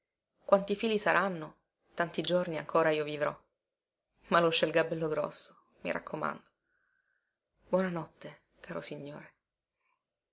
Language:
Italian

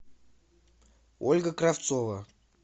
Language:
Russian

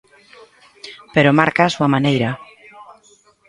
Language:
Galician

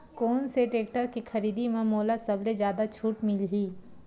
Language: Chhattisgarhi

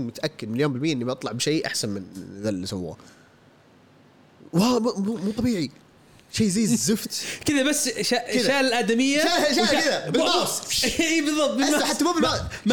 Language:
Arabic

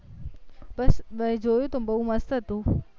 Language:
Gujarati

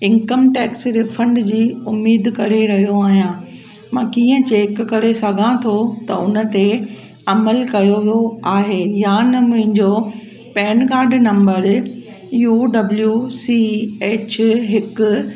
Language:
Sindhi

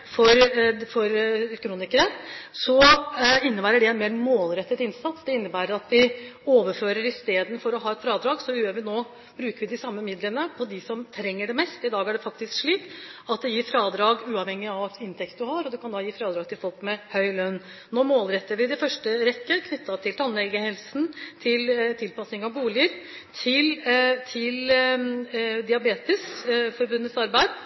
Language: Norwegian Bokmål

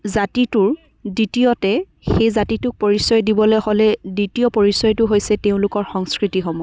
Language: Assamese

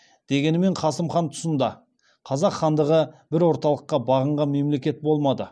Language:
Kazakh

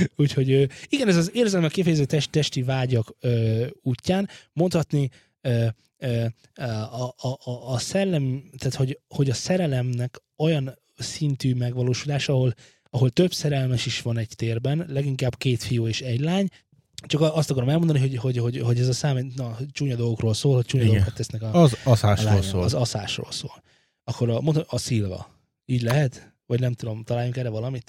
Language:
Hungarian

